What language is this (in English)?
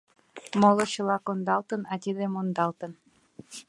Mari